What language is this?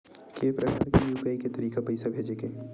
Chhattisgarhi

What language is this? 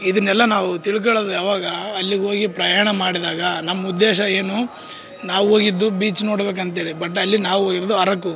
Kannada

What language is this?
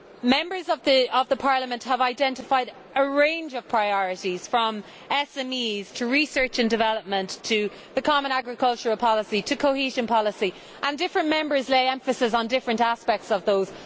English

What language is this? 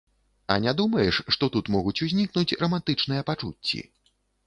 Belarusian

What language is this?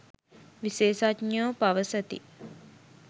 Sinhala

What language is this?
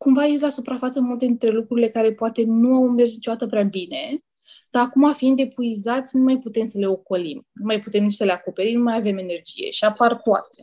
Romanian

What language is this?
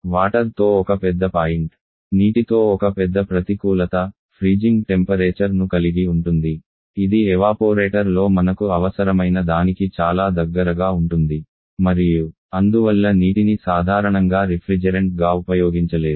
Telugu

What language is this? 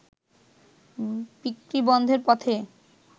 Bangla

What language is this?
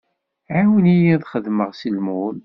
Kabyle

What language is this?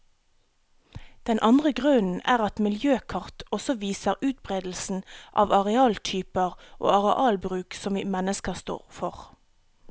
Norwegian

